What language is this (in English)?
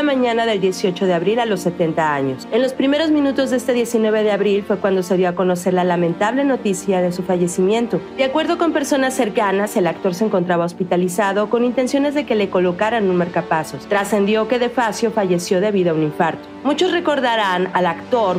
Spanish